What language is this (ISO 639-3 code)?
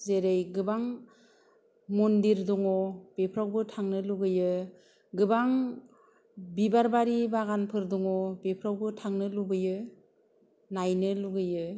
brx